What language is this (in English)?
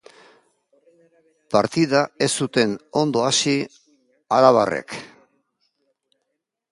Basque